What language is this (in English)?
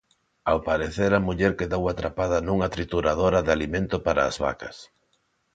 Galician